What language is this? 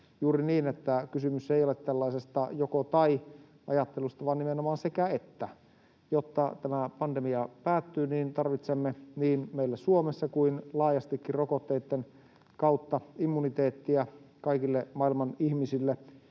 Finnish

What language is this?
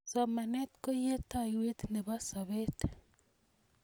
Kalenjin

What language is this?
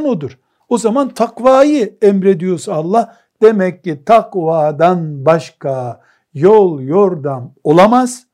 Turkish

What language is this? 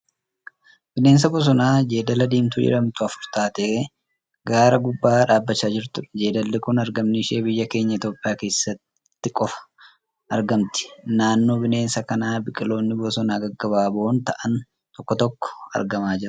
Oromo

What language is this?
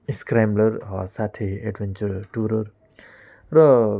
Nepali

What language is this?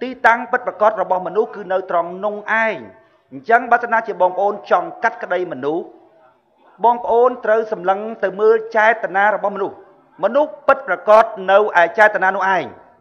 Thai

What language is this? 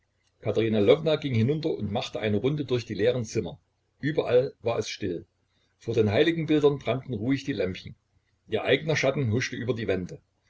German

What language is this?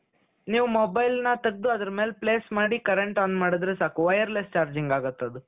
Kannada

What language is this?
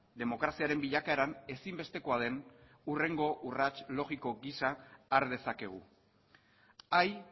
Basque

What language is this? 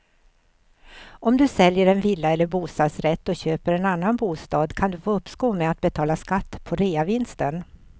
Swedish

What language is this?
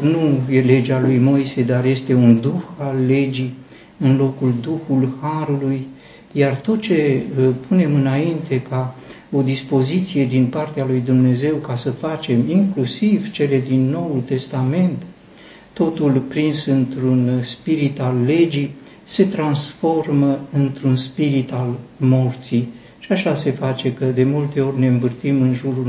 Romanian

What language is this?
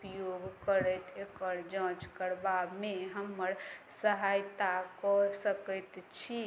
Maithili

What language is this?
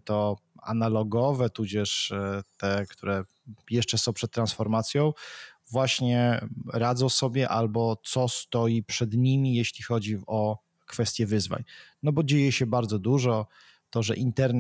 Polish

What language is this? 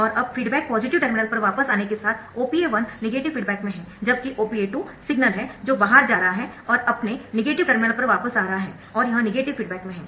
Hindi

